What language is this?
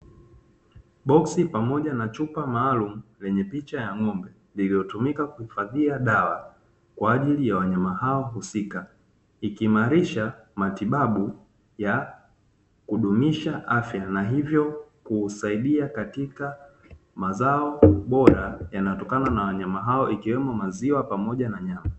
Swahili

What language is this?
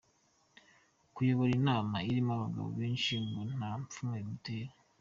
Kinyarwanda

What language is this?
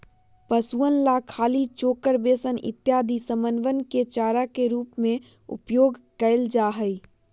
Magahi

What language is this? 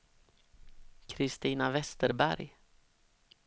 Swedish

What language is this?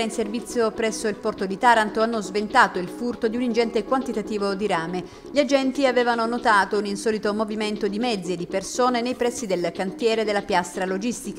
Italian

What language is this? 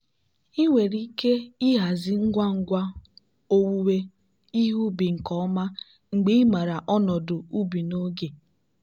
Igbo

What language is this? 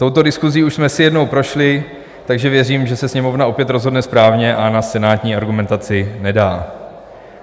Czech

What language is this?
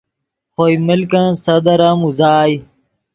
Yidgha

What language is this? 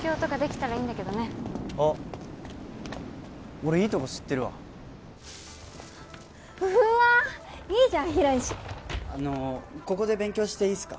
Japanese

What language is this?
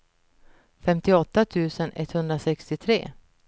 Swedish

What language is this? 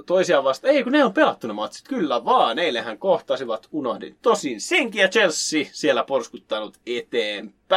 Finnish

